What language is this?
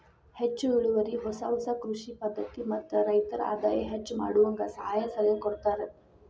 Kannada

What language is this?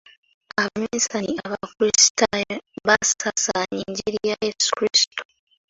Ganda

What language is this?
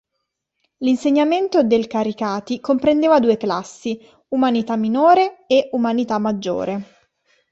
Italian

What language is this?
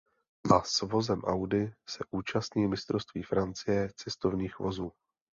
Czech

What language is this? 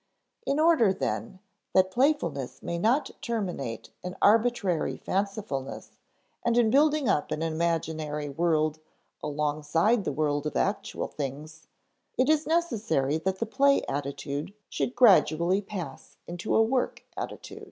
English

